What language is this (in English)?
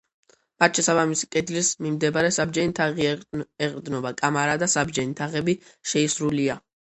Georgian